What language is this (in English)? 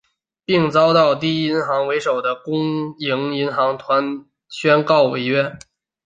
Chinese